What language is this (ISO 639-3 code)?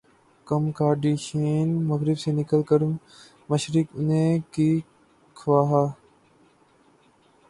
urd